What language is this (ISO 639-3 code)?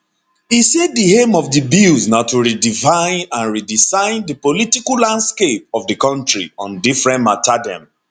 pcm